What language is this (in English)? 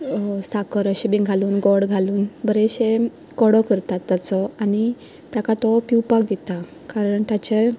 Konkani